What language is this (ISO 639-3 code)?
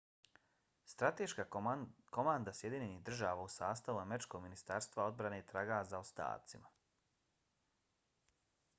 bos